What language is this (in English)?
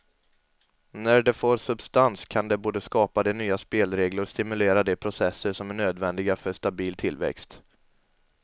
Swedish